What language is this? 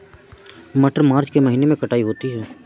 Hindi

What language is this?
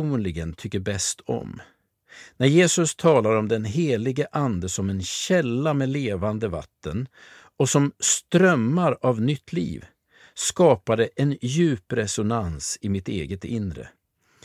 Swedish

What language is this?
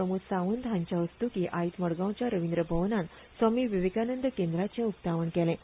Konkani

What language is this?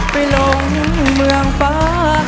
Thai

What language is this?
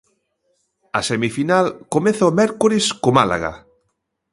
Galician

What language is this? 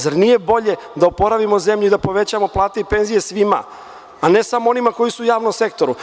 Serbian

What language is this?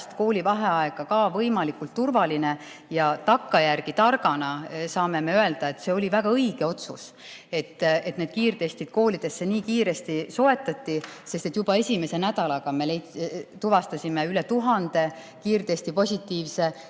Estonian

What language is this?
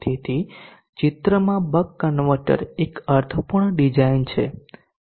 Gujarati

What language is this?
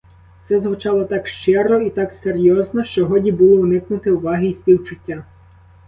Ukrainian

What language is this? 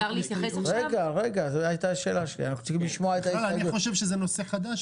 Hebrew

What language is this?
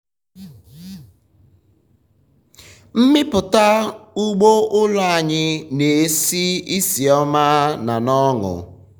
Igbo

